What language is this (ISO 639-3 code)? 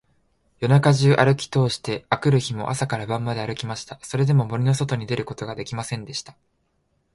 jpn